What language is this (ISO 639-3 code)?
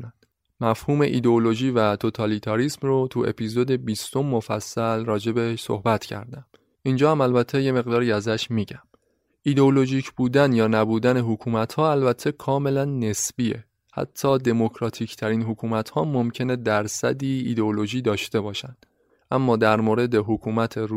fas